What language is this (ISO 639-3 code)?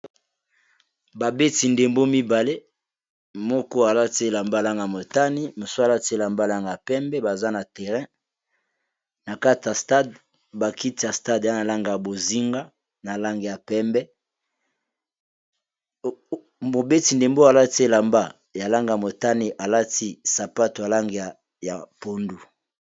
lin